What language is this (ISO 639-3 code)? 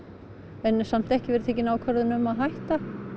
isl